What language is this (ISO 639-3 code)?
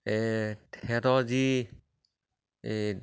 asm